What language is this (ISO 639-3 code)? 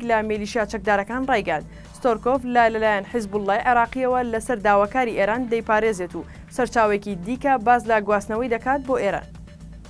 ara